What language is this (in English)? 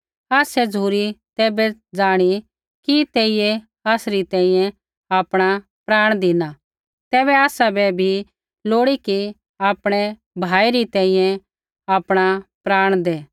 Kullu Pahari